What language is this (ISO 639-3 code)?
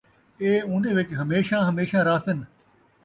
skr